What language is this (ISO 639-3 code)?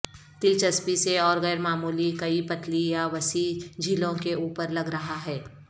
urd